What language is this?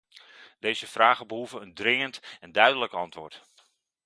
Dutch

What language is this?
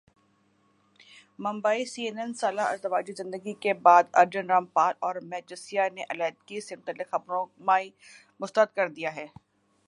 Urdu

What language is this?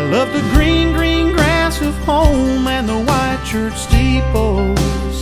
English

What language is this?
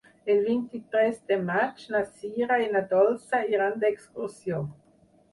Catalan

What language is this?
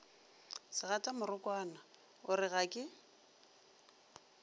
Northern Sotho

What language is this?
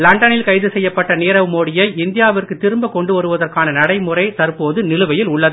Tamil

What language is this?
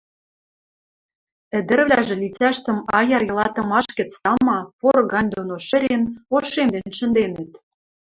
Western Mari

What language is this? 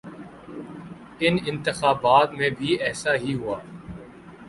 Urdu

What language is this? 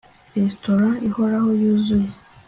Kinyarwanda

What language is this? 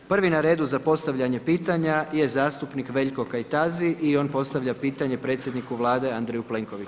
Croatian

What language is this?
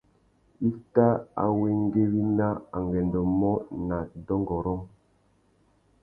Tuki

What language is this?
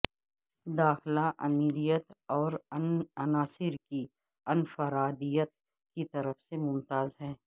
Urdu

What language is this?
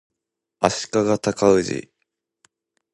Japanese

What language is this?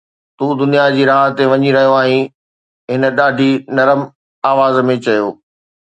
Sindhi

